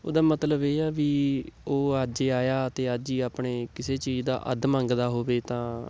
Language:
Punjabi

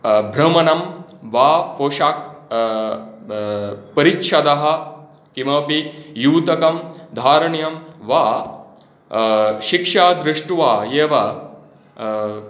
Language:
Sanskrit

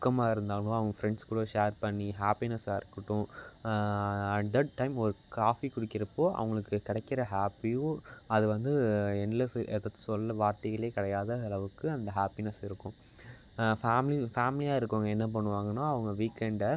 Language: Tamil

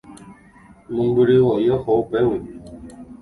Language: Guarani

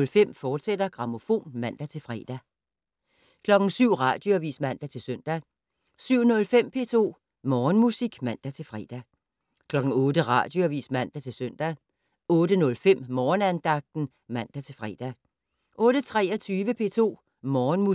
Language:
Danish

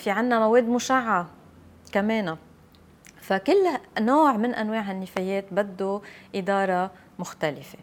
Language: Arabic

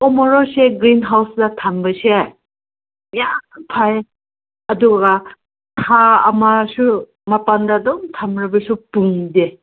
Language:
Manipuri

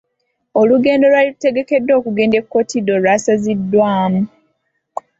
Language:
Ganda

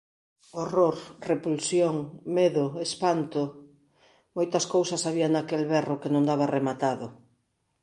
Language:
Galician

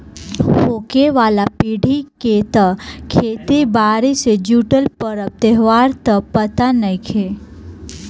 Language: Bhojpuri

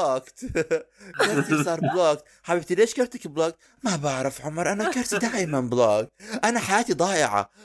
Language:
Arabic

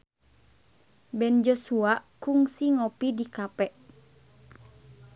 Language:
Sundanese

